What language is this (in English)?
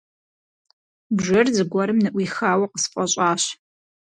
Kabardian